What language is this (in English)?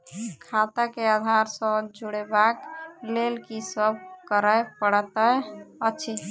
Maithili